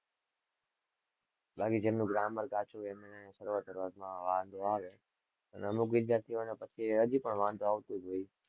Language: Gujarati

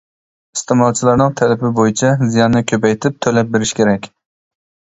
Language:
Uyghur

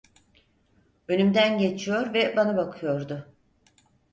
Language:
Turkish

